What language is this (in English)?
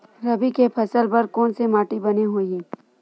Chhattisgarhi